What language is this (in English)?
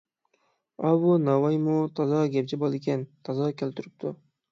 Uyghur